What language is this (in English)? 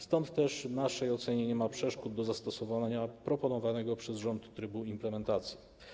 Polish